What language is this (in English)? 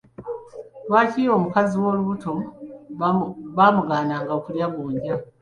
Ganda